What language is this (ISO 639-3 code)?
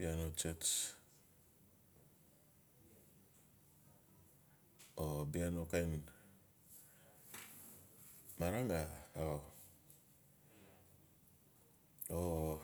ncf